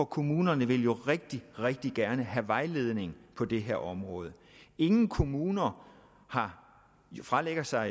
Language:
Danish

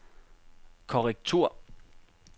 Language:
Danish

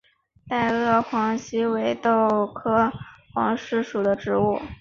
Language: Chinese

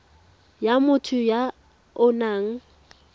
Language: Tswana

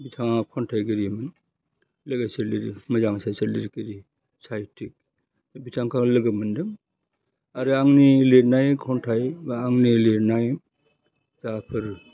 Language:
Bodo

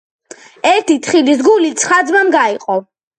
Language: Georgian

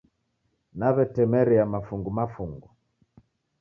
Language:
Taita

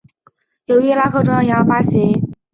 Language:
Chinese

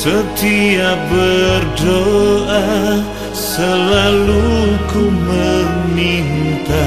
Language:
Indonesian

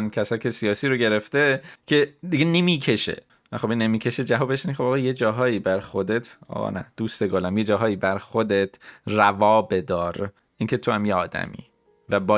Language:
Persian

